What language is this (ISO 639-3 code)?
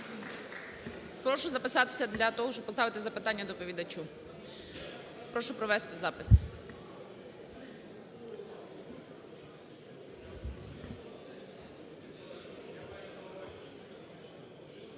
ukr